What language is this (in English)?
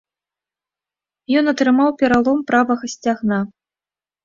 Belarusian